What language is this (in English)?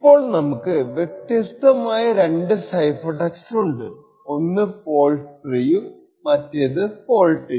Malayalam